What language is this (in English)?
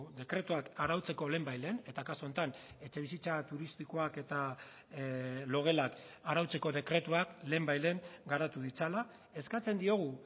Basque